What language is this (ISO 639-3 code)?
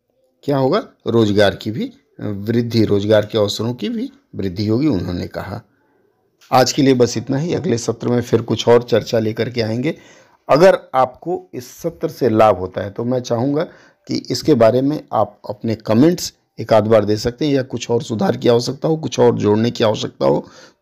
hin